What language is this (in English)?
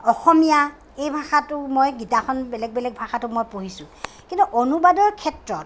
Assamese